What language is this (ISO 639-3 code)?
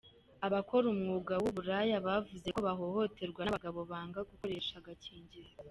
kin